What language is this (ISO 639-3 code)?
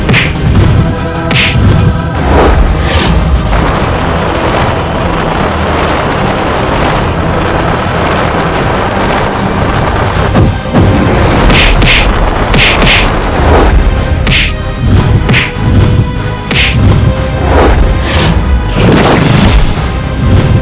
ind